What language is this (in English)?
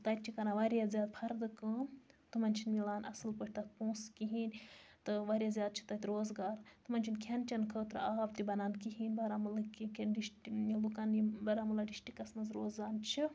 Kashmiri